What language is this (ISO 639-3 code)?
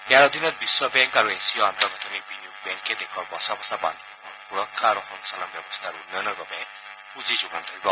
asm